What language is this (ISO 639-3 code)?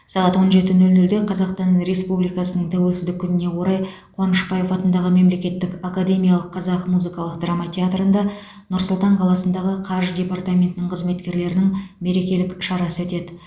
kaz